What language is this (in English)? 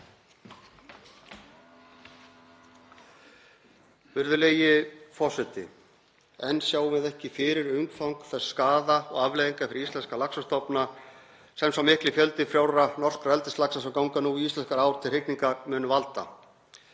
Icelandic